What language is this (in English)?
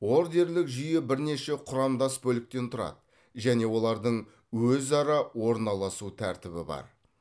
Kazakh